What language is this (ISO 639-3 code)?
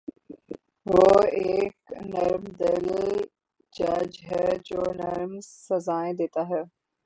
urd